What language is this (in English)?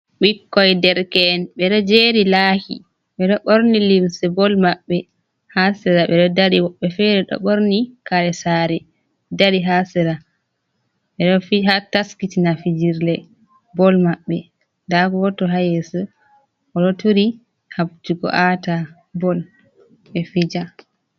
Fula